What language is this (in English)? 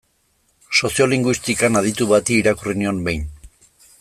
Basque